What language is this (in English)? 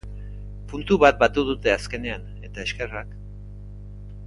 Basque